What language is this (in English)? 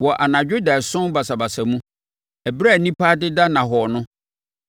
Akan